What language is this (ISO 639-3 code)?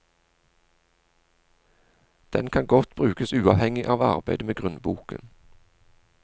nor